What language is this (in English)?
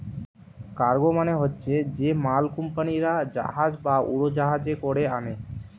Bangla